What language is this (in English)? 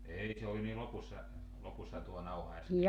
Finnish